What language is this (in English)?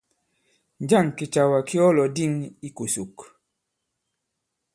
Bankon